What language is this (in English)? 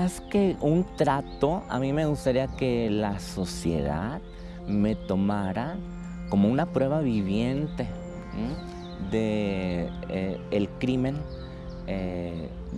Spanish